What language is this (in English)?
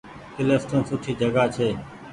Goaria